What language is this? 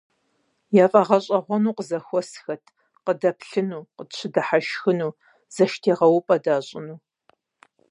Kabardian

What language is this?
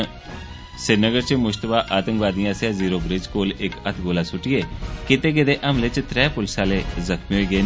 Dogri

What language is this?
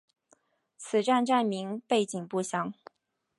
Chinese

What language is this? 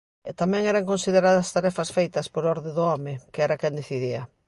Galician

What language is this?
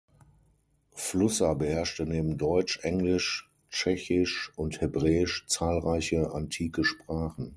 German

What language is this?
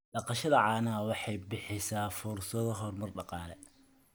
Somali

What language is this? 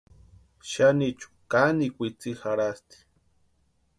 Western Highland Purepecha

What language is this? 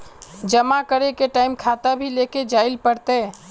Magahi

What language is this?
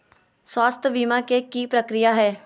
Magahi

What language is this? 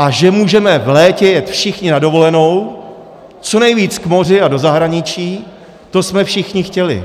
Czech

